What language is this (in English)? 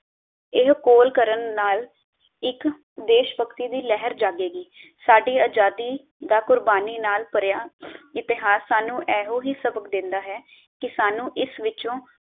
Punjabi